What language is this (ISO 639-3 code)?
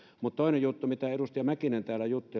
fin